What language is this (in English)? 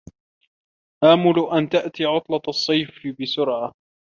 Arabic